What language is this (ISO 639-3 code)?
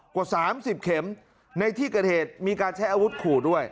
tha